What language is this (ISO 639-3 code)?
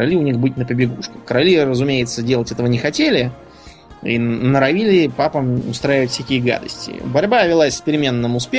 rus